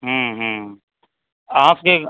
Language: Maithili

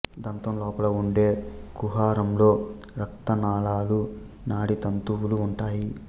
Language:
Telugu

